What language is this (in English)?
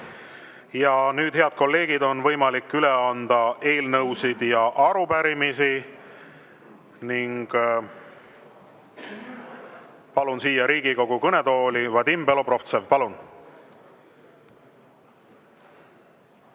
Estonian